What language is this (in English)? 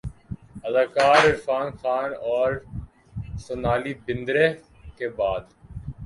Urdu